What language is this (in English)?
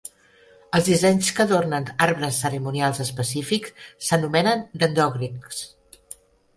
Catalan